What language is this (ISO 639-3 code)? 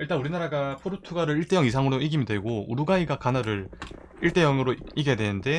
kor